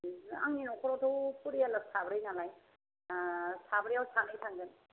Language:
Bodo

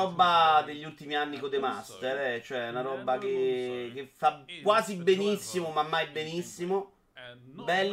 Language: Italian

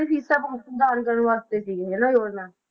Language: Punjabi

